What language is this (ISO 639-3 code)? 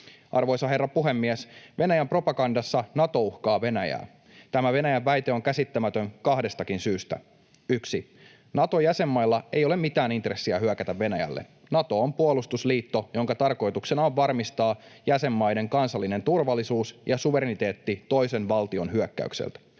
fin